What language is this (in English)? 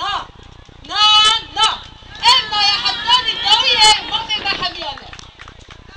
Greek